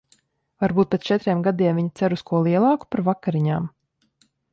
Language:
Latvian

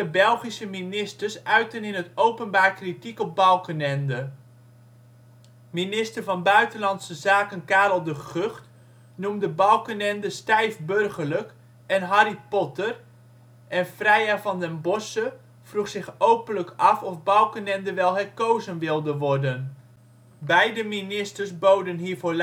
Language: Dutch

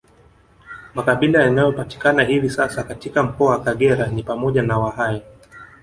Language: Swahili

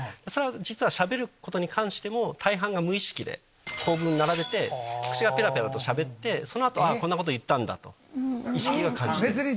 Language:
Japanese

